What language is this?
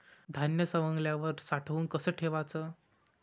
Marathi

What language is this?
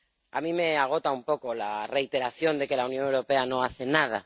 Spanish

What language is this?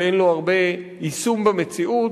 Hebrew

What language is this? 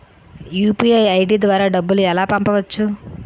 Telugu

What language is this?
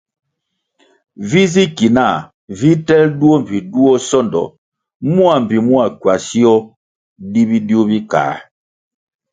Kwasio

